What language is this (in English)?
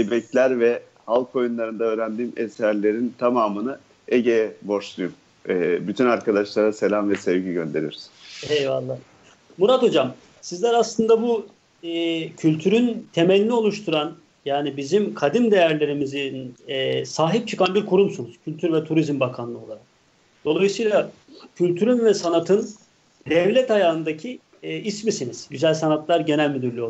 Turkish